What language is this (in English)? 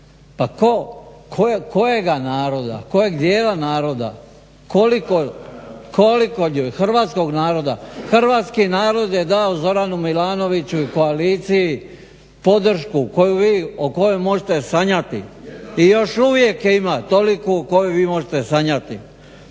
Croatian